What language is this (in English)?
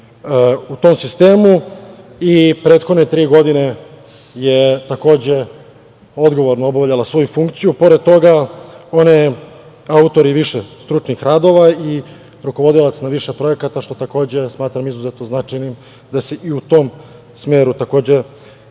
Serbian